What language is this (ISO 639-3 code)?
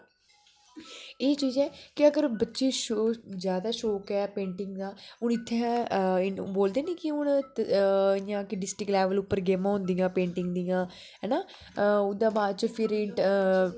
doi